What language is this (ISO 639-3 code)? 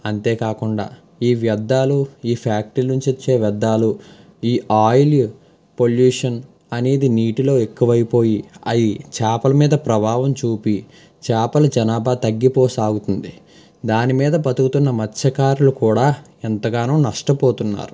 tel